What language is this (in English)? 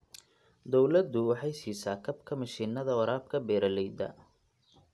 Somali